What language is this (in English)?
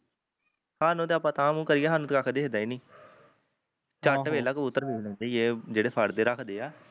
Punjabi